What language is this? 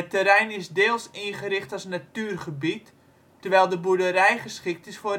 Dutch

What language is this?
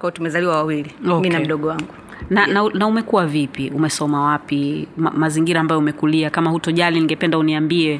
Swahili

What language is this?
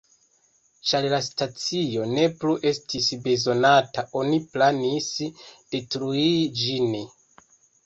Esperanto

